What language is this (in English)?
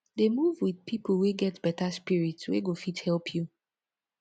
Nigerian Pidgin